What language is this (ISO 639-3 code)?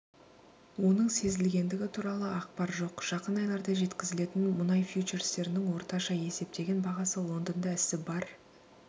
kaz